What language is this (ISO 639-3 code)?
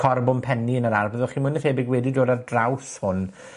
cym